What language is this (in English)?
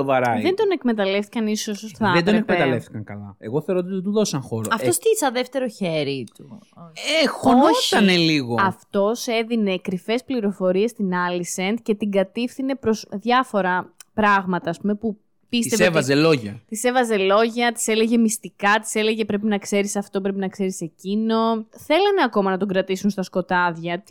Greek